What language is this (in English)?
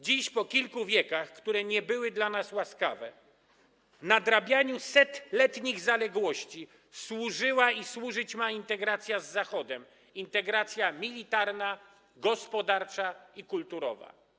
Polish